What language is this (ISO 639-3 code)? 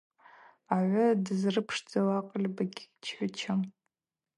abq